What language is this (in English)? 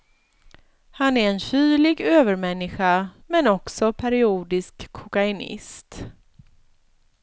Swedish